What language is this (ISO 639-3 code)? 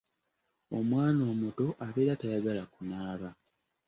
lug